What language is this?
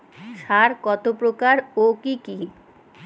Bangla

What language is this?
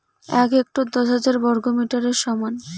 Bangla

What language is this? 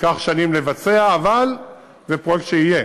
Hebrew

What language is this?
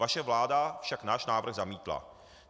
Czech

